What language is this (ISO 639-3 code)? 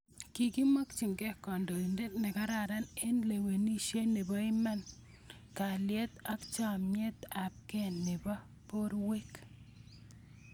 kln